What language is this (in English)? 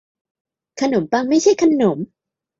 Thai